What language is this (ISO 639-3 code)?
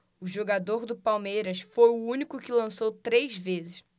por